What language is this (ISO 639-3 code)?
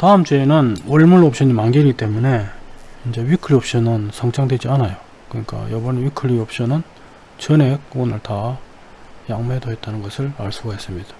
kor